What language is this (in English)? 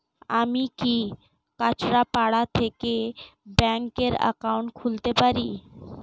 Bangla